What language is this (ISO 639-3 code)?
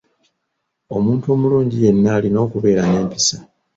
lug